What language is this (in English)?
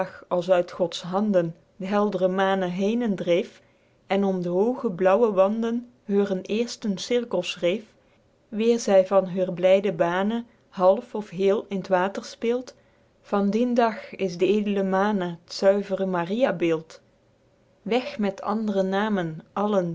Dutch